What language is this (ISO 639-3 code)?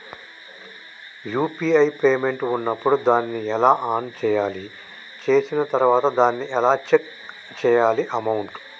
tel